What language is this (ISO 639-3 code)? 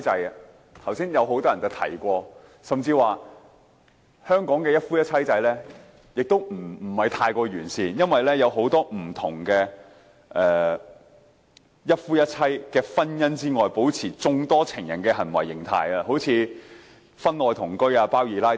yue